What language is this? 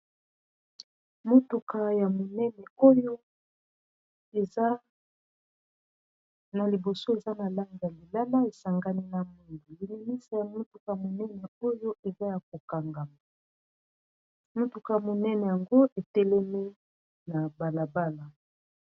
Lingala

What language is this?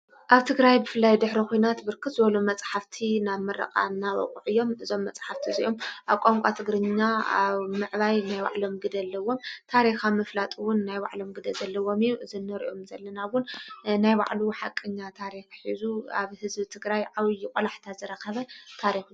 Tigrinya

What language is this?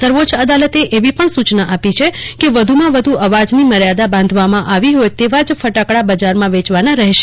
Gujarati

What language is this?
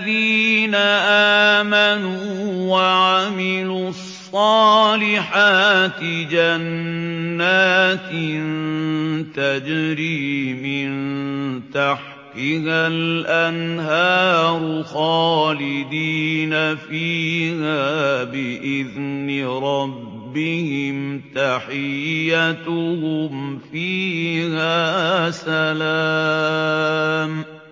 Arabic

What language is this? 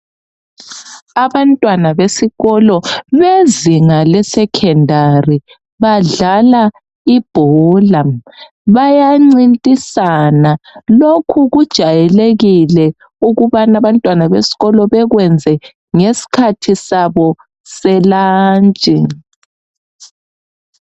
North Ndebele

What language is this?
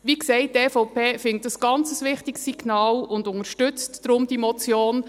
Swiss German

